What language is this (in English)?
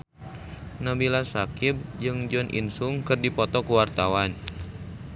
Sundanese